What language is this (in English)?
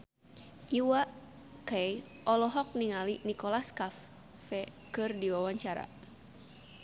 Sundanese